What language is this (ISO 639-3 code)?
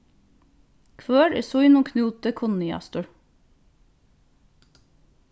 fao